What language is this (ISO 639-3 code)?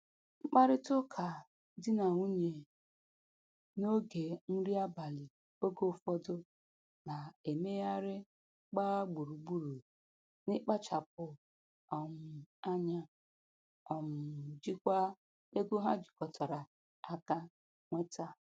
ibo